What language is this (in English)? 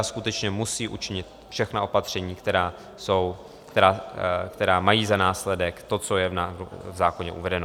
Czech